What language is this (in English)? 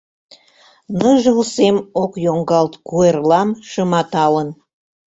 Mari